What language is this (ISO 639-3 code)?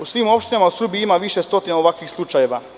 srp